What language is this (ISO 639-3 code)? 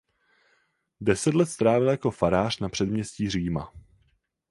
ces